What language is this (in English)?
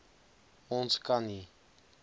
Afrikaans